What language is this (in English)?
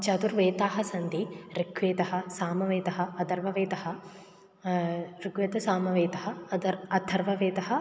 Sanskrit